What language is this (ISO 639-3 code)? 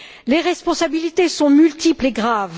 fra